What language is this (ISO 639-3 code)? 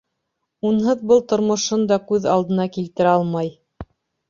bak